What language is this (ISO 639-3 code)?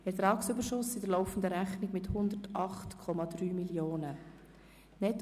gsw